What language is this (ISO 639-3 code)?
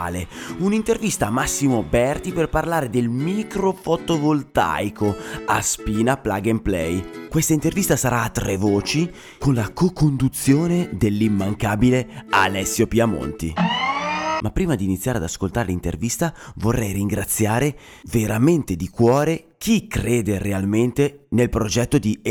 ita